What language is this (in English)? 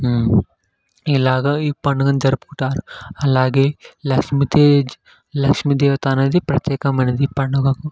Telugu